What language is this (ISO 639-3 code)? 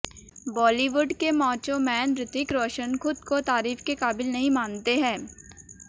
hin